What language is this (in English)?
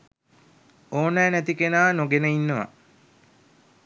Sinhala